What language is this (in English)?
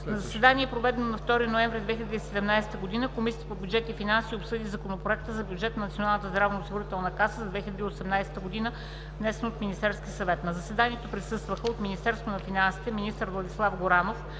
Bulgarian